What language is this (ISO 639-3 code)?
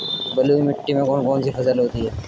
hin